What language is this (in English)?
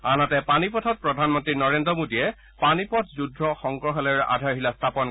Assamese